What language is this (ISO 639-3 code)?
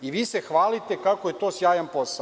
srp